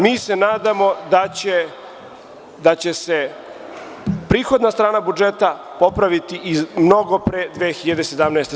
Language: Serbian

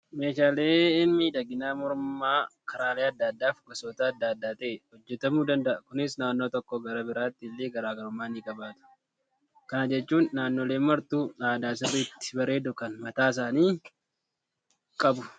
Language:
Oromo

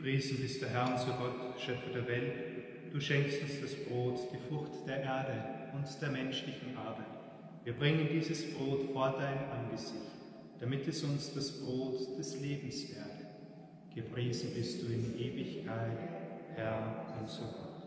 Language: German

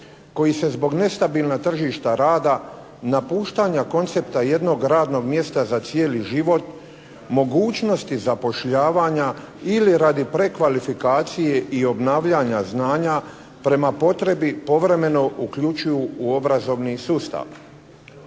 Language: Croatian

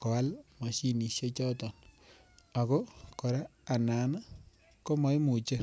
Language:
Kalenjin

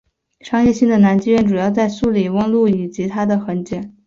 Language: Chinese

